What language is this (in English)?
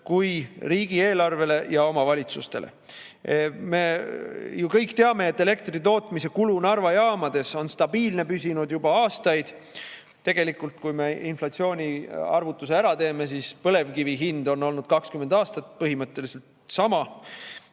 Estonian